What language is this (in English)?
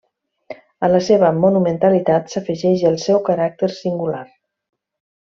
Catalan